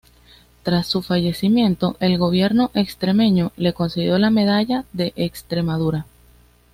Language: Spanish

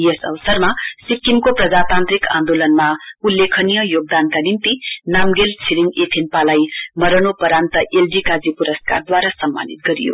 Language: Nepali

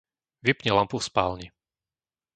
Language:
Slovak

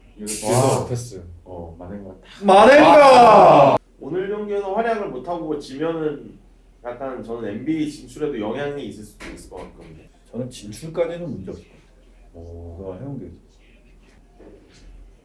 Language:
Korean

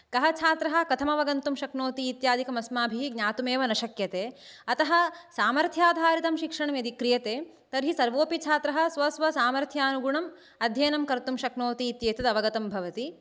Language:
Sanskrit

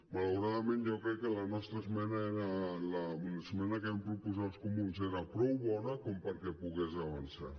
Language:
Catalan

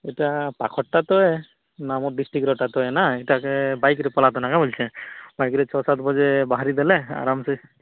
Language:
Odia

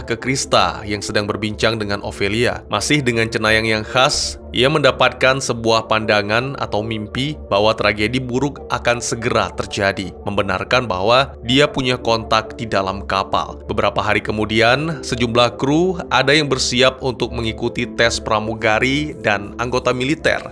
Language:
Indonesian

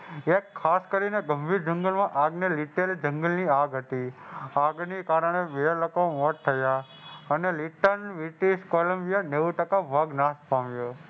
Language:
Gujarati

